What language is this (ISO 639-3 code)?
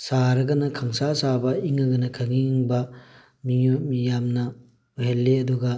mni